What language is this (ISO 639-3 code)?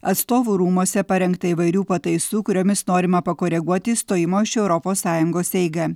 lit